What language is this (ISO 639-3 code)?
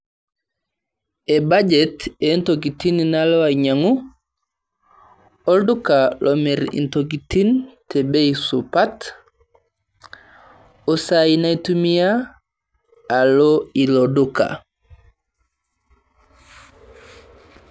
mas